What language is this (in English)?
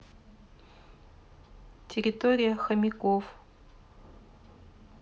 Russian